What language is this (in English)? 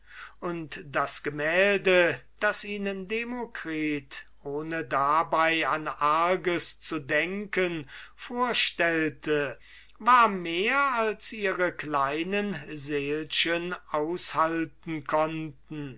German